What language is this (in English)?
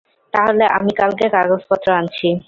Bangla